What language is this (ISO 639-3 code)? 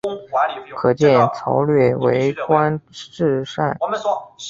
zho